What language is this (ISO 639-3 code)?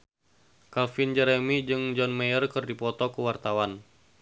sun